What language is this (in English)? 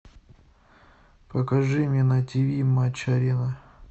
Russian